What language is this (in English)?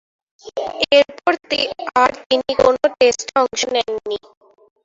Bangla